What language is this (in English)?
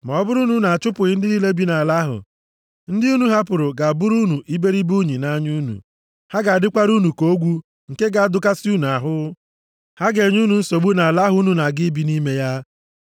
Igbo